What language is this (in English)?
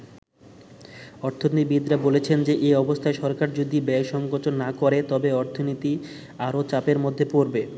Bangla